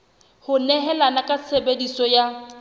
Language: Southern Sotho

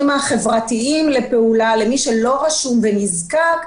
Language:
Hebrew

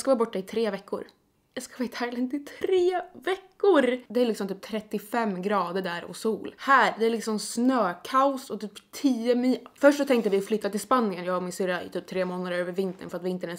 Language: Swedish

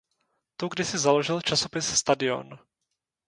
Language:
Czech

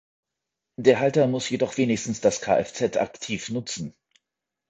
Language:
German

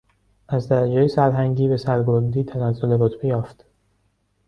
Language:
Persian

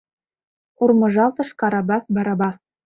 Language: Mari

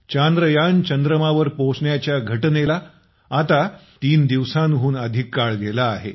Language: Marathi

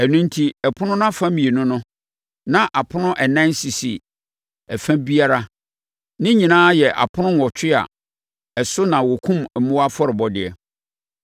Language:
Akan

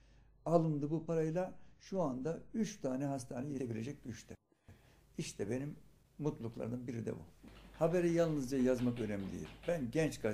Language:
Turkish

